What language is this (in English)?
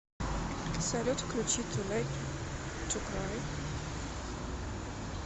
Russian